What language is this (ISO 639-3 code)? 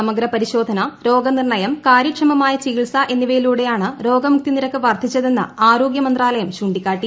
mal